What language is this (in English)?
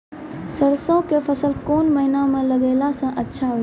Maithili